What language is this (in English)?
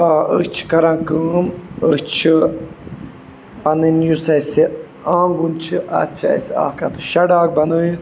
Kashmiri